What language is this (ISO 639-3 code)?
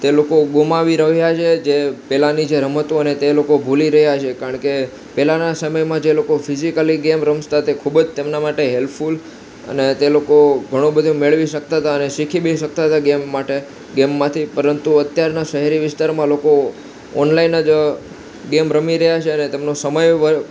guj